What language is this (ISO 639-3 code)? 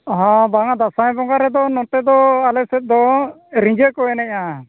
sat